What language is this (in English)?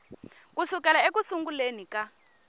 Tsonga